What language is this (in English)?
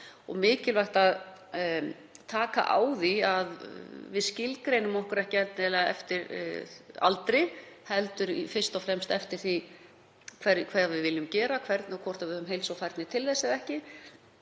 Icelandic